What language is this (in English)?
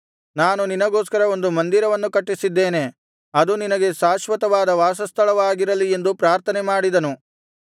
Kannada